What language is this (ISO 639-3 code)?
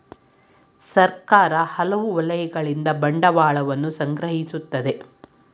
kan